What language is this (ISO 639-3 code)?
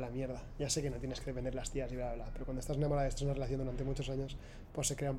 spa